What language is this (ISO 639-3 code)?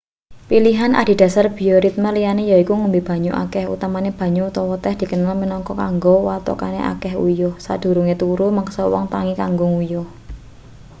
jav